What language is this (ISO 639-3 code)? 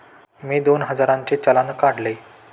mar